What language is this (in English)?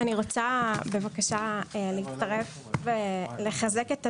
Hebrew